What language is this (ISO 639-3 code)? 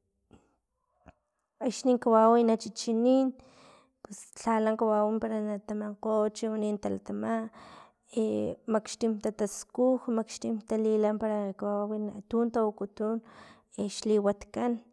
tlp